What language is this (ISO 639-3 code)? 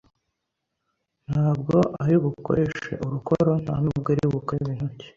kin